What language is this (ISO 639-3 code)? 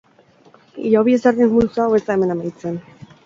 eus